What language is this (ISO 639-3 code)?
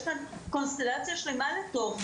heb